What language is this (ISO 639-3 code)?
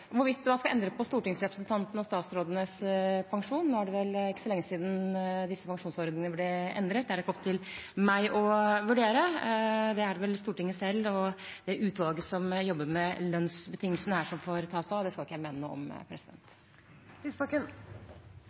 nor